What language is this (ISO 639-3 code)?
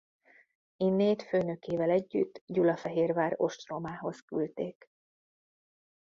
hun